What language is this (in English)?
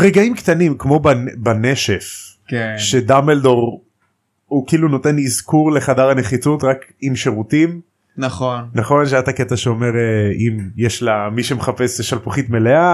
Hebrew